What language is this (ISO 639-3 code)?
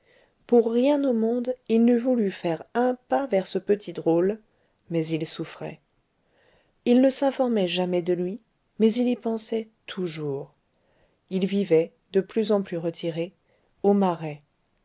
fra